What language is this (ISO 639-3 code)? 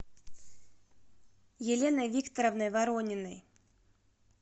rus